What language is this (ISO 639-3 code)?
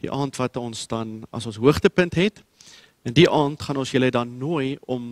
nld